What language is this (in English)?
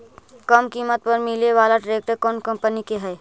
Magahi